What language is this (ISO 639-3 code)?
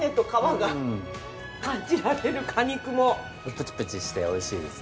jpn